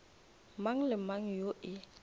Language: Northern Sotho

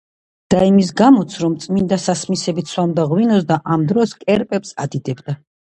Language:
Georgian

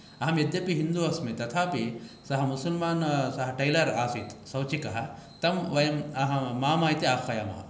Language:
Sanskrit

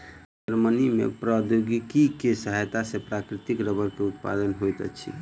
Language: Maithili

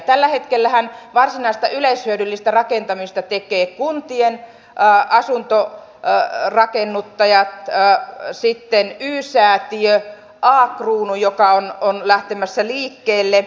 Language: Finnish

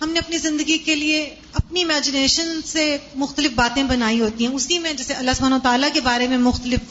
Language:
Urdu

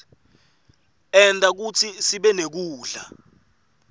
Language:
Swati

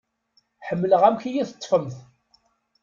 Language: Kabyle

